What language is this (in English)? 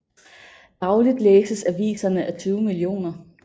Danish